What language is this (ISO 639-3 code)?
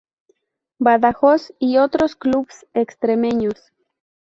spa